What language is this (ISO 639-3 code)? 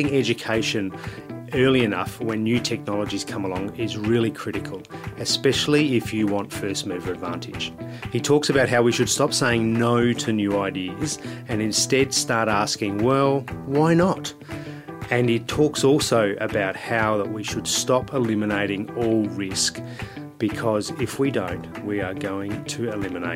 eng